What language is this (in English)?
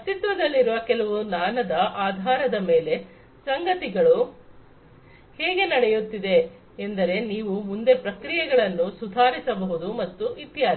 Kannada